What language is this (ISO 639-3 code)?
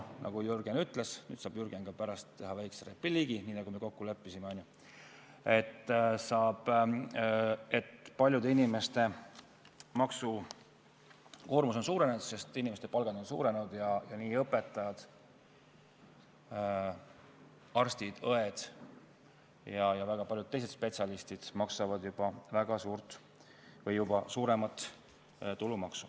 est